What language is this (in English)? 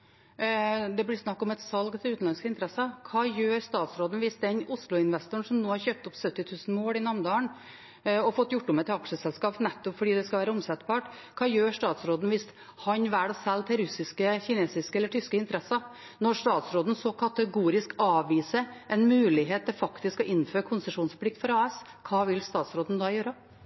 Norwegian Bokmål